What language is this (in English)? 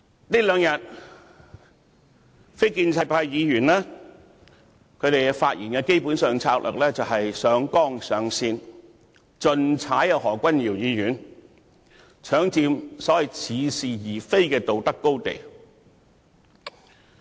Cantonese